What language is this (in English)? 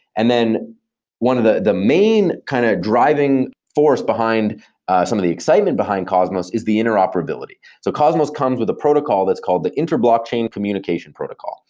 English